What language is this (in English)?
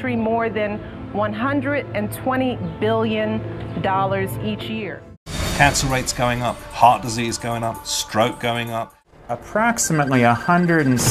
English